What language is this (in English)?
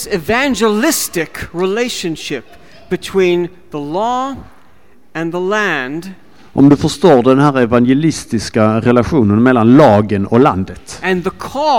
Swedish